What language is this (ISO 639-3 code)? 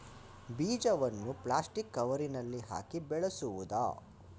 kan